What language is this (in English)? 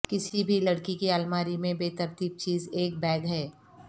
Urdu